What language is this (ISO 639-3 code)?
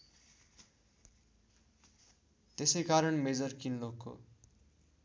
nep